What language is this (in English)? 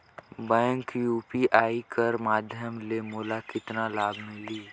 Chhattisgarhi